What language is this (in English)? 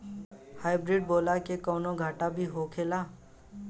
Bhojpuri